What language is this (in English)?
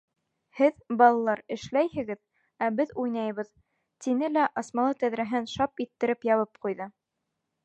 Bashkir